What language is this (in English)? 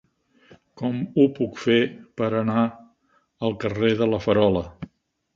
Catalan